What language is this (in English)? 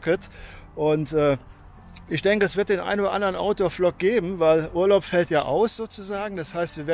German